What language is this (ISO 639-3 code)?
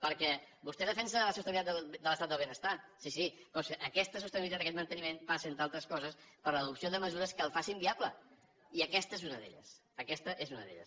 cat